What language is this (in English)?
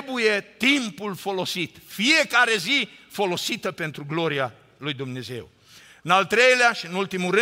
Romanian